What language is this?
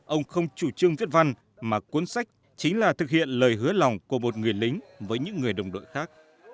Vietnamese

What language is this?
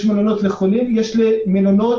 Hebrew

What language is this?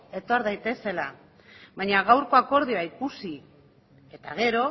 Basque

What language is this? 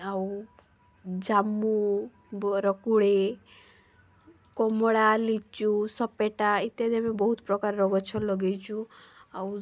Odia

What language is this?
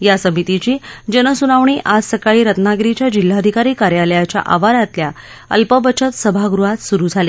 Marathi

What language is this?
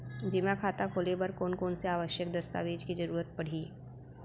Chhattisgarhi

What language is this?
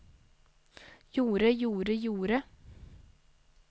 Norwegian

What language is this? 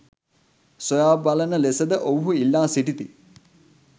Sinhala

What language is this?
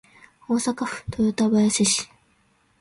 Japanese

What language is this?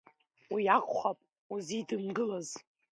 Abkhazian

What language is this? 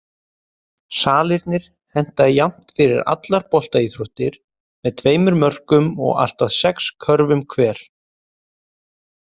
Icelandic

